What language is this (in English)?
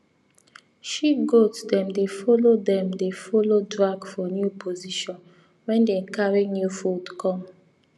Nigerian Pidgin